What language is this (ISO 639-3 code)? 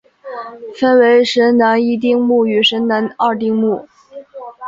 zho